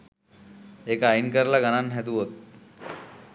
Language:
Sinhala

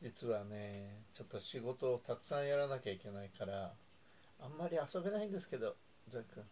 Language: Japanese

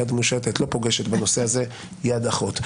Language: Hebrew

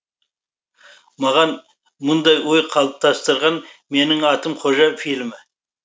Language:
Kazakh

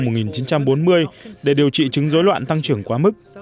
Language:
Vietnamese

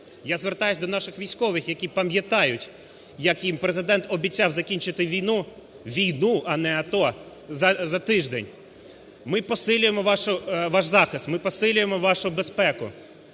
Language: Ukrainian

